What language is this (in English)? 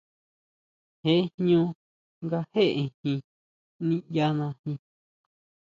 Huautla Mazatec